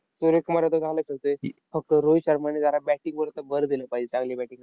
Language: Marathi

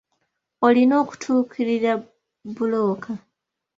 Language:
Ganda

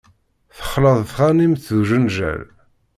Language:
Kabyle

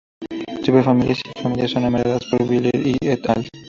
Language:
Spanish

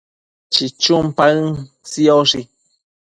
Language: Matsés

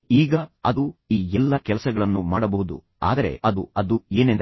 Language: Kannada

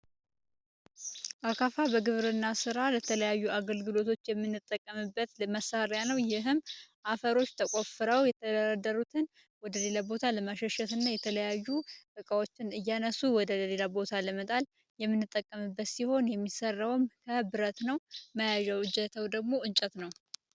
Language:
Amharic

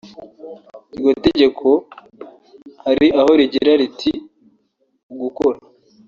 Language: Kinyarwanda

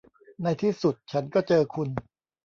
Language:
Thai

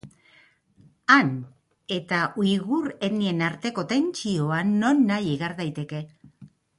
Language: Basque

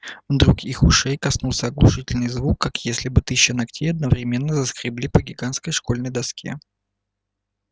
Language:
Russian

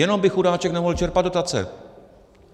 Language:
Czech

